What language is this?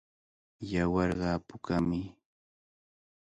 Cajatambo North Lima Quechua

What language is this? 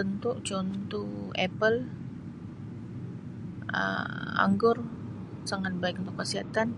Sabah Malay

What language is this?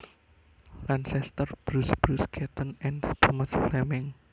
Javanese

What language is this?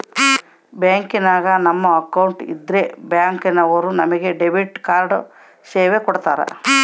Kannada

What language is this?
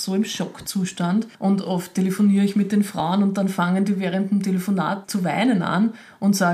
German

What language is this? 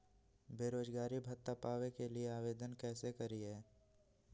Magahi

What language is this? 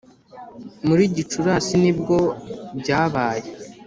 Kinyarwanda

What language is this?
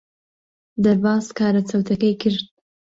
Central Kurdish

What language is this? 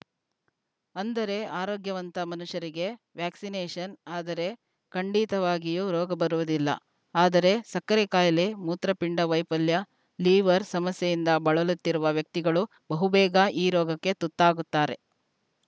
Kannada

